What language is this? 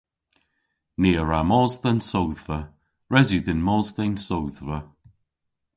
Cornish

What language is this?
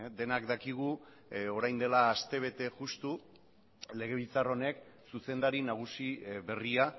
Basque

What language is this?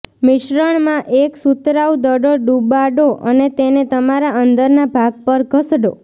Gujarati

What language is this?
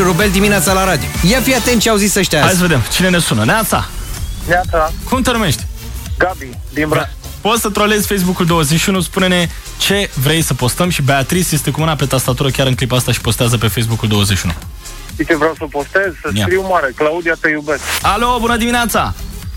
Romanian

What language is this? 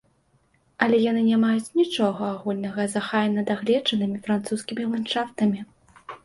Belarusian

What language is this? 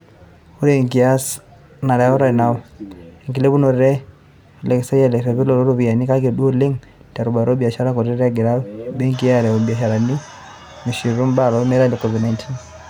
Masai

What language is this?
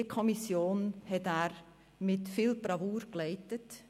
Swiss German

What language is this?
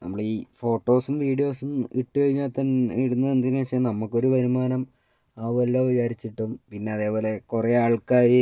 Malayalam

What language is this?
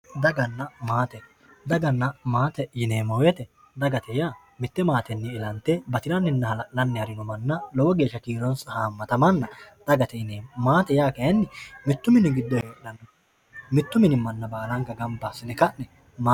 Sidamo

